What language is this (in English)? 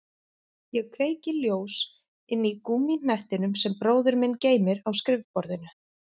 Icelandic